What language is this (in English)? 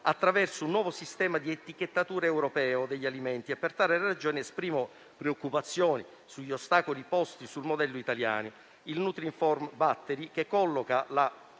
Italian